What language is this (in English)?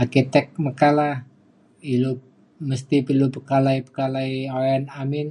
Mainstream Kenyah